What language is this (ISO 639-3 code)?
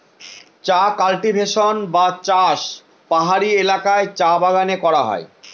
ben